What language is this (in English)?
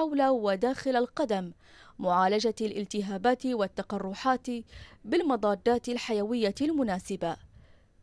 Arabic